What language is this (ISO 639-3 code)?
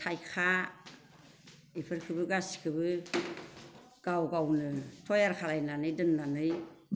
brx